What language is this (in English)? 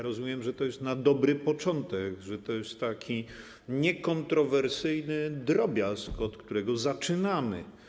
Polish